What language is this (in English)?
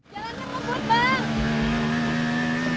Indonesian